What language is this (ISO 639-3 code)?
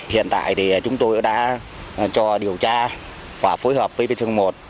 vie